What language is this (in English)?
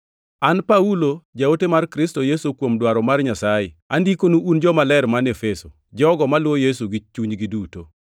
Luo (Kenya and Tanzania)